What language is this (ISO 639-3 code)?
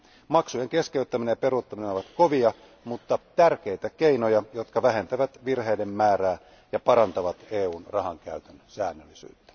fin